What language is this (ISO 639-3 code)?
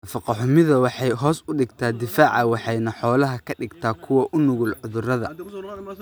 som